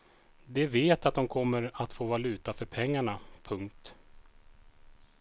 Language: Swedish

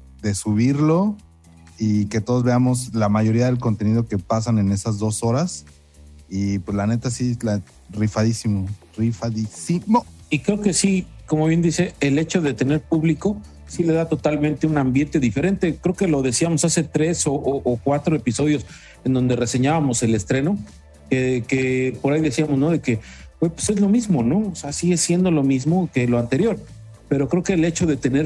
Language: Spanish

